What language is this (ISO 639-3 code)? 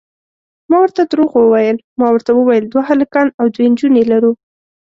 pus